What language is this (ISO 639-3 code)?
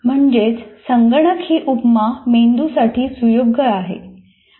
mar